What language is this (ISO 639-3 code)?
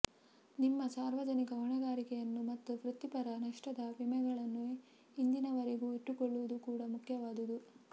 kan